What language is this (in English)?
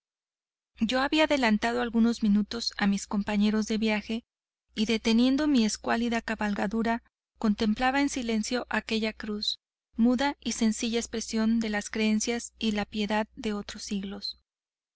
Spanish